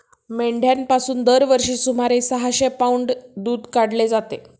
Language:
Marathi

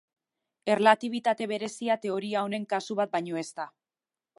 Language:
Basque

